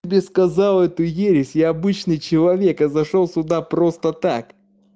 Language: Russian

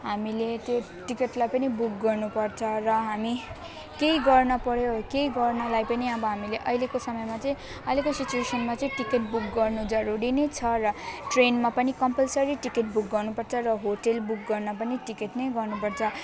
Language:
Nepali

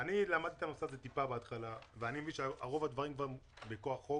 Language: Hebrew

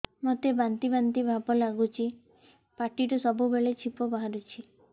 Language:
Odia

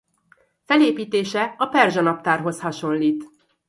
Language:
Hungarian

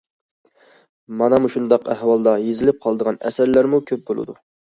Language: Uyghur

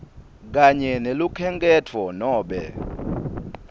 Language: Swati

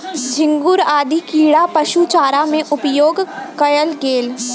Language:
Maithili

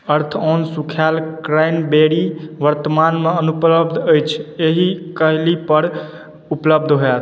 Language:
Maithili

